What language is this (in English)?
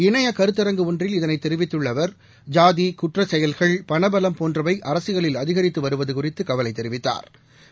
Tamil